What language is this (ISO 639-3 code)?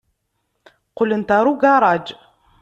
kab